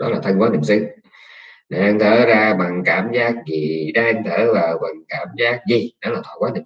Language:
Vietnamese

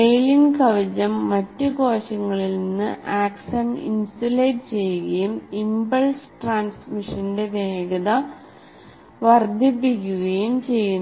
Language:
Malayalam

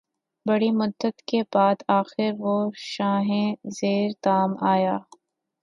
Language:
Urdu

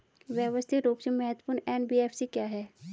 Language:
Hindi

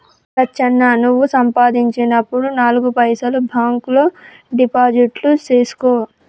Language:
Telugu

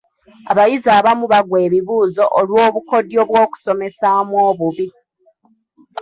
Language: Ganda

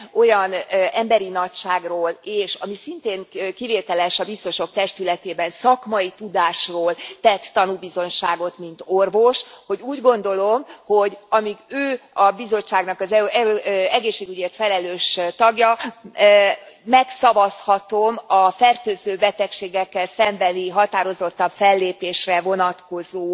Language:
Hungarian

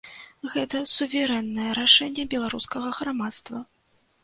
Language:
Belarusian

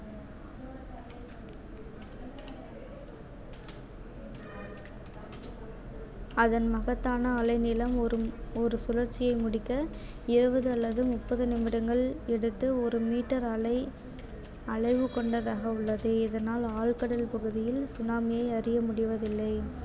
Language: Tamil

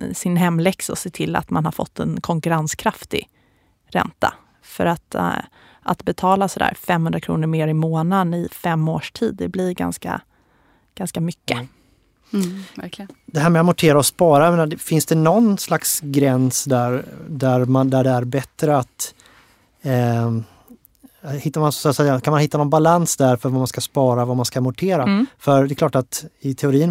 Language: Swedish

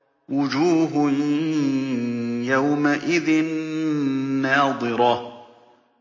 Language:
Arabic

